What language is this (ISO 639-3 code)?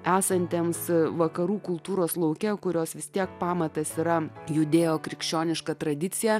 lit